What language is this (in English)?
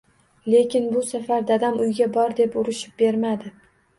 Uzbek